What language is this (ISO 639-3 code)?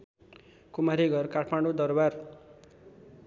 nep